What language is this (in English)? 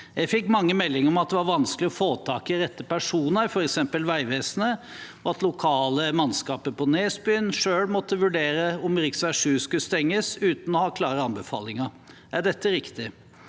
Norwegian